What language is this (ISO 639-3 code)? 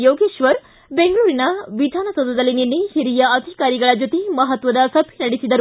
kan